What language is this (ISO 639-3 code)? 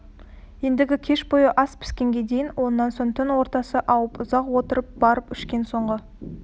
kaz